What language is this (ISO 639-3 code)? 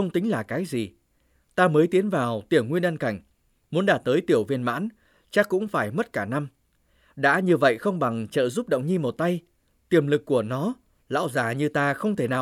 vie